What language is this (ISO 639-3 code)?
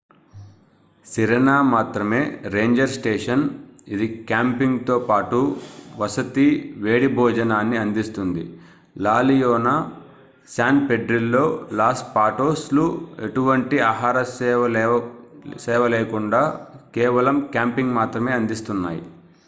tel